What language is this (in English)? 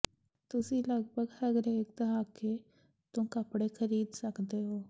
Punjabi